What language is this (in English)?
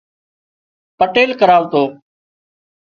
Wadiyara Koli